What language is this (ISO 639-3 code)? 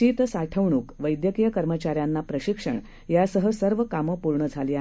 mar